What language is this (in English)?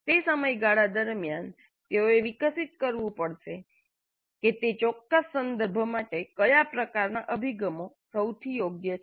Gujarati